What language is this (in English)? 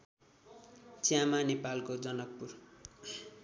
Nepali